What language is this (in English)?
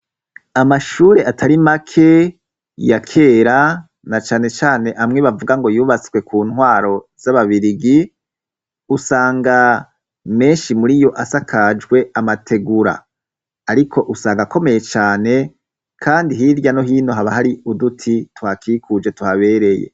Rundi